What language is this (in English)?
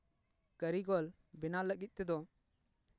Santali